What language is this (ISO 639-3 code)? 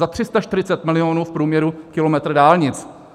ces